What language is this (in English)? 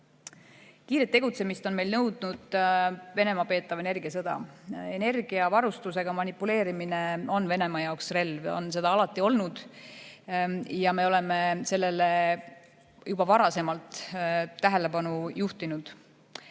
Estonian